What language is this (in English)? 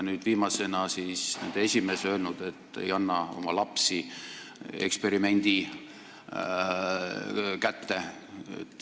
Estonian